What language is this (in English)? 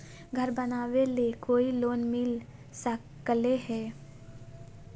Magahi